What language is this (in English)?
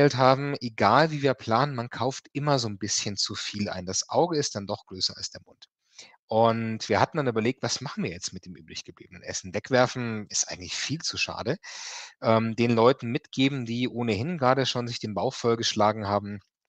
German